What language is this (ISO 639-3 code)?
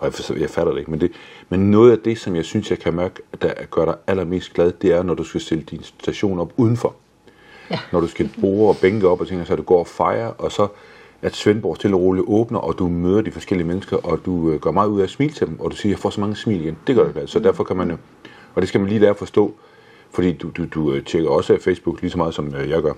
dan